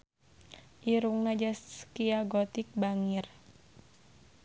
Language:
Sundanese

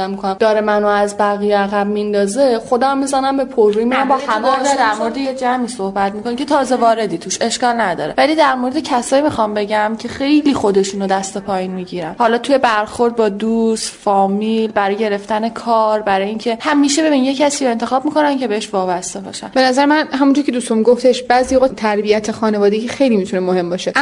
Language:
Persian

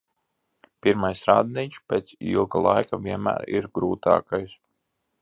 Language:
Latvian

